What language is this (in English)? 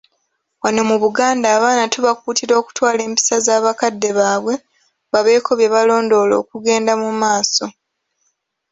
Ganda